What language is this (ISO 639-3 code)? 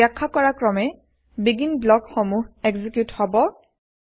asm